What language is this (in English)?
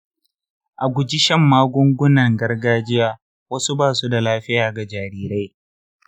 Hausa